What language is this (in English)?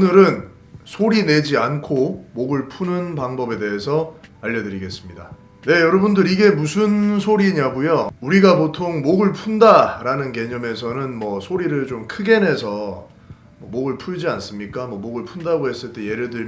Korean